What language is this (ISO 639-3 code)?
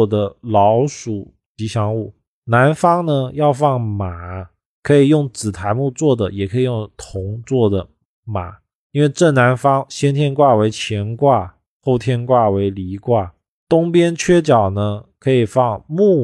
zho